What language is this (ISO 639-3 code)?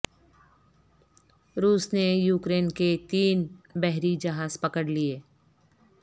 urd